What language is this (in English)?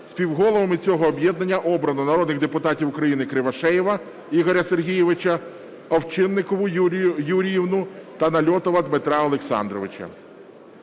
Ukrainian